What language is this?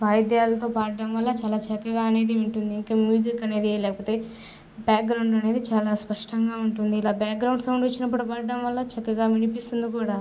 Telugu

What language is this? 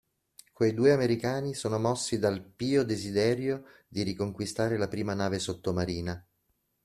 Italian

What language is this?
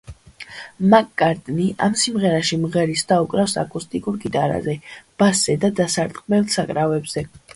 Georgian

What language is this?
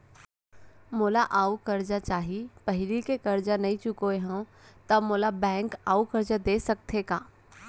Chhattisgarhi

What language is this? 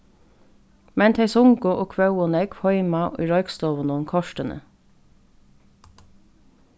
Faroese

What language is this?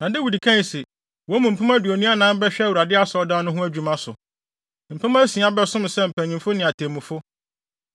Akan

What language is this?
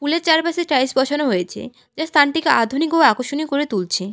Bangla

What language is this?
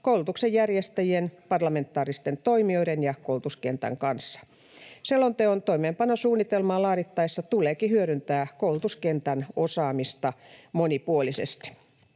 Finnish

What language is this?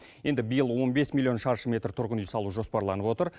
Kazakh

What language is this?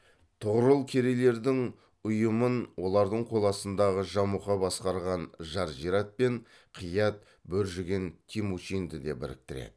Kazakh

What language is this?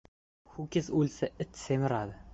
Uzbek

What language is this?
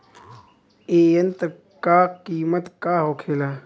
Bhojpuri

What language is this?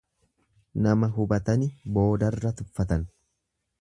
Oromo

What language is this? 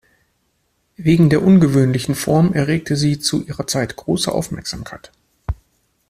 German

